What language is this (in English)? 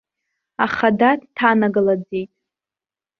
Abkhazian